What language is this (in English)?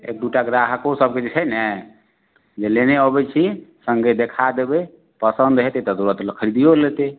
Maithili